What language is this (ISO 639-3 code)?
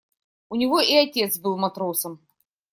rus